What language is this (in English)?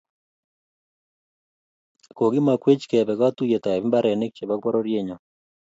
Kalenjin